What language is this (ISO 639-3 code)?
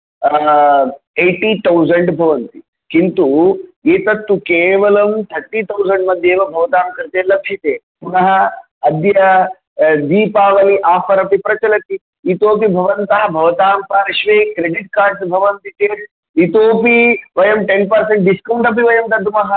san